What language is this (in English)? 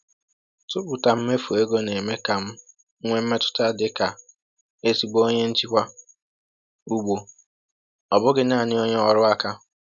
Igbo